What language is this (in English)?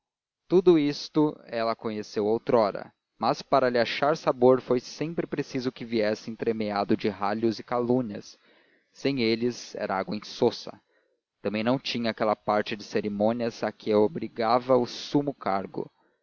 Portuguese